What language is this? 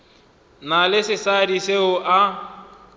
Northern Sotho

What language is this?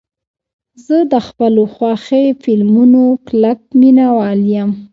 Pashto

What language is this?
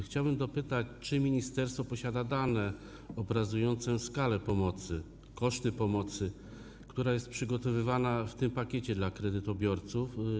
Polish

